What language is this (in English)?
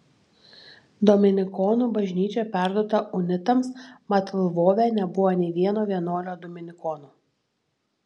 Lithuanian